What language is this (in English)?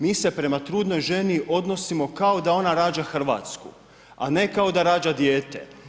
Croatian